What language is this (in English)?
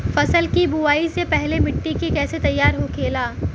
Bhojpuri